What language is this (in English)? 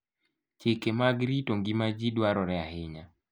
Luo (Kenya and Tanzania)